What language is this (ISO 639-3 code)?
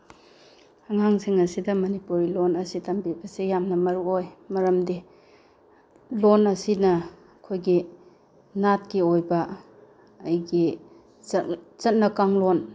mni